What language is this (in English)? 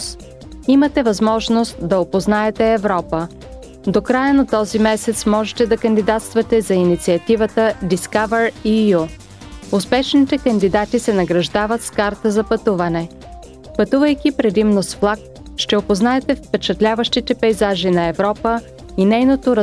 Bulgarian